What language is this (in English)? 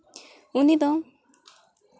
Santali